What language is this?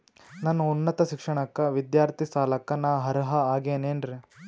Kannada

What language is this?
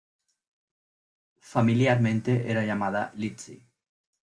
Spanish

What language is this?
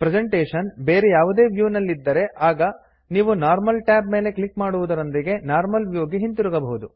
Kannada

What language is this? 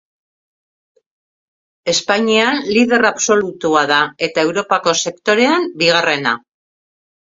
Basque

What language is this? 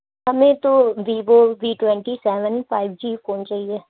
Urdu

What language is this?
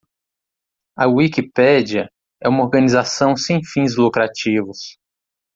Portuguese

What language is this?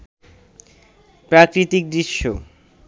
Bangla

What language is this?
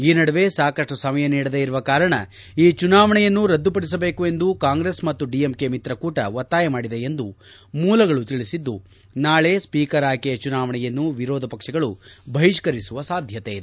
Kannada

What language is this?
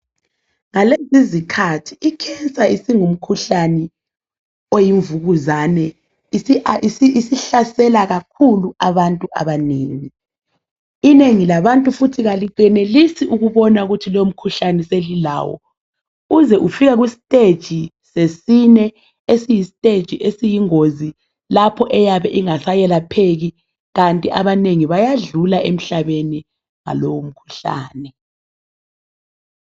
North Ndebele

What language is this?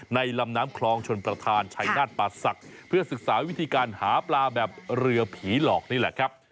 Thai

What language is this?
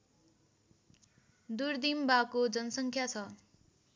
Nepali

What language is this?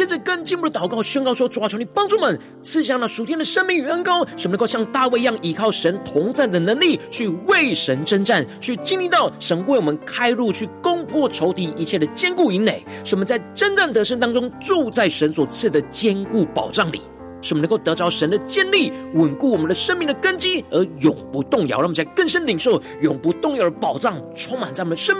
Chinese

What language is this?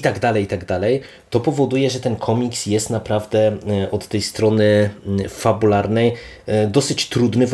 Polish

